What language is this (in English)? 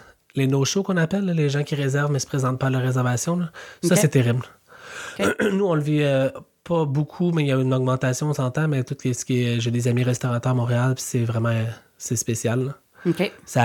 French